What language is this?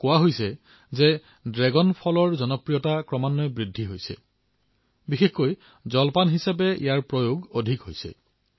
Assamese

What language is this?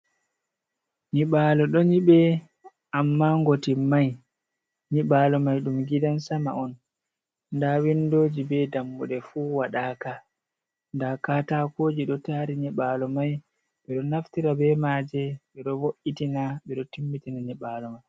Fula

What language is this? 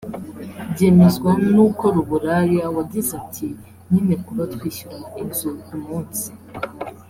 Kinyarwanda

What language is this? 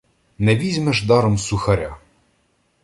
Ukrainian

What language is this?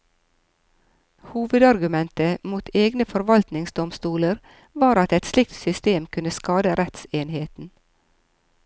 Norwegian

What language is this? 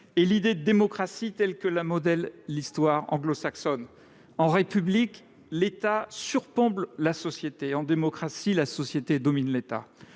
French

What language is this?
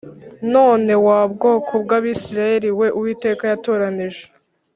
Kinyarwanda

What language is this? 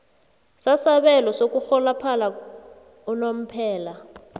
South Ndebele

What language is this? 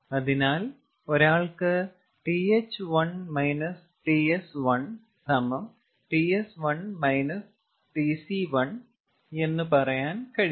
Malayalam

